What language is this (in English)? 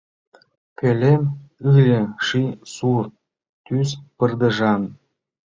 Mari